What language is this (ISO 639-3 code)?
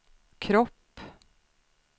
swe